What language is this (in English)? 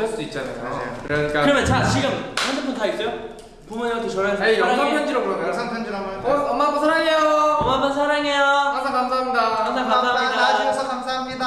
Korean